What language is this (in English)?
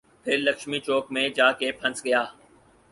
Urdu